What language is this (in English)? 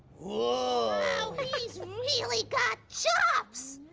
English